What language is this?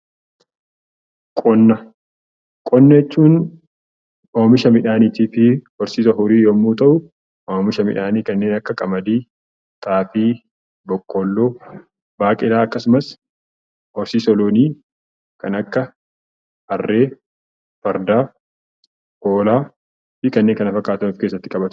Oromo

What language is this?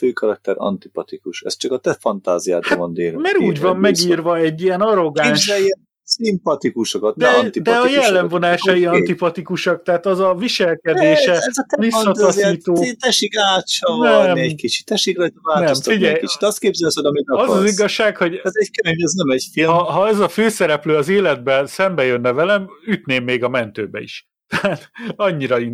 Hungarian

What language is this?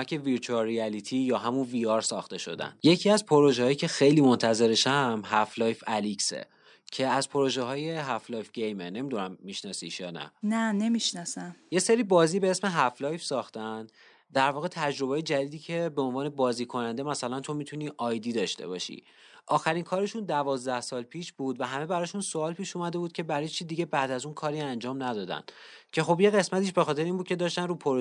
Persian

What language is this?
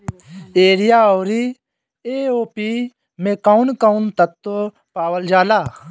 Bhojpuri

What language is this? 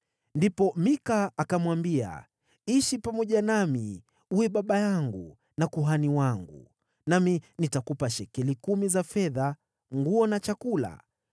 Swahili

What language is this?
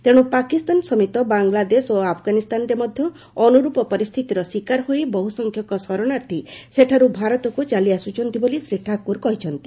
Odia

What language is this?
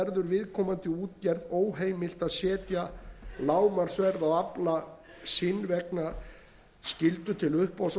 Icelandic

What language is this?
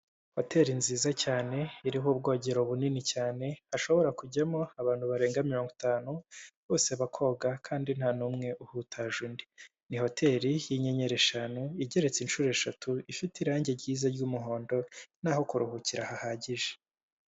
Kinyarwanda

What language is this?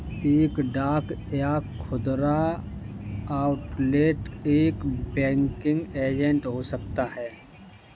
Hindi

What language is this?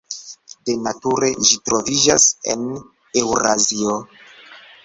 Esperanto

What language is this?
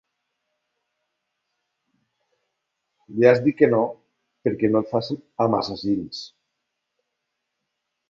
Catalan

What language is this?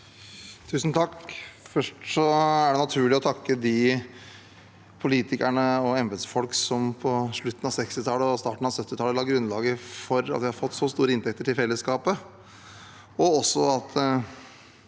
Norwegian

